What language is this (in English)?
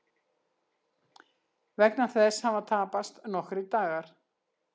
Icelandic